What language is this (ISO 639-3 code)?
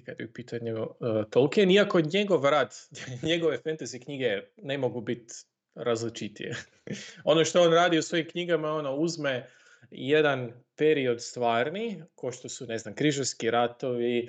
hrv